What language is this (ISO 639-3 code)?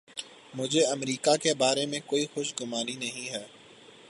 urd